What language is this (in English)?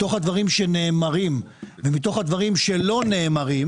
Hebrew